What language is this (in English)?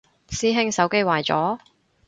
Cantonese